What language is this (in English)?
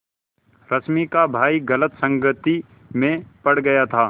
Hindi